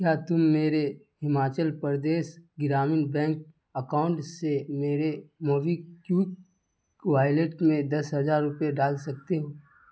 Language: Urdu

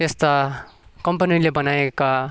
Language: Nepali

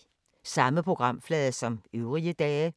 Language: Danish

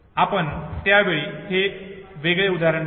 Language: Marathi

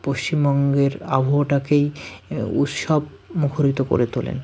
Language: Bangla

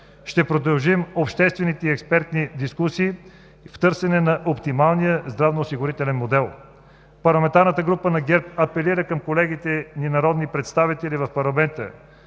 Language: Bulgarian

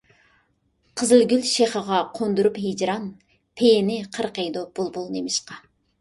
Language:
Uyghur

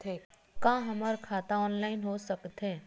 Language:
Chhattisgarhi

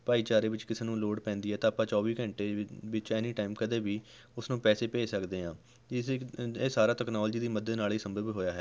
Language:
Punjabi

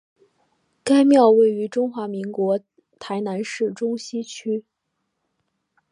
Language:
Chinese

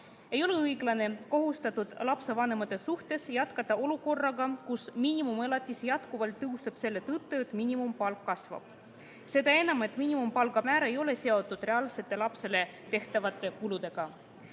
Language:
Estonian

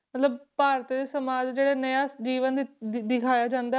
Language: Punjabi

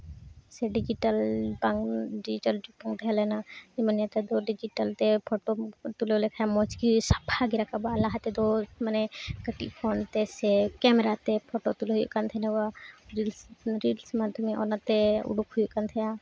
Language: Santali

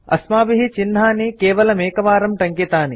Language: Sanskrit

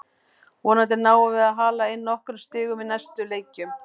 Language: Icelandic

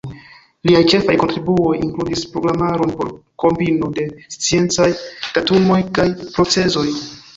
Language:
Esperanto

